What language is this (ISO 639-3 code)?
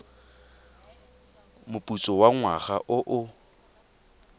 tsn